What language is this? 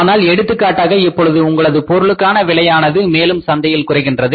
Tamil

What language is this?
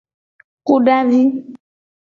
Gen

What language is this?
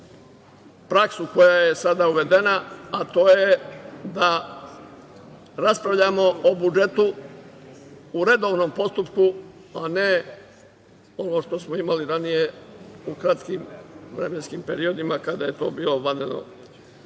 Serbian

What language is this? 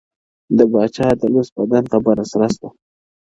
Pashto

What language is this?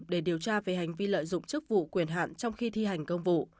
Vietnamese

